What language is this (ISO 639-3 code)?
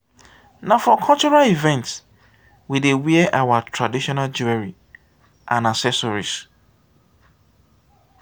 pcm